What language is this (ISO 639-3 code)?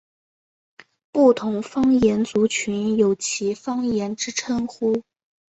zho